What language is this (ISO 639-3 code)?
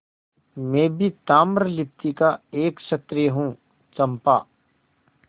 hin